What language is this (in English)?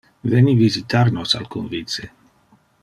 Interlingua